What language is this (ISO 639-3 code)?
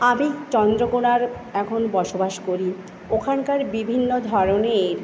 ben